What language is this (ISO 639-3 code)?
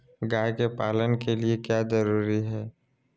mag